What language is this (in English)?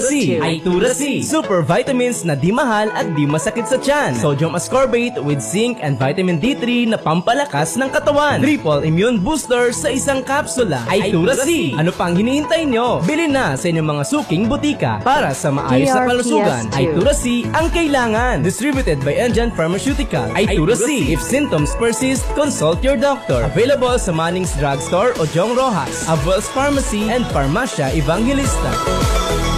Filipino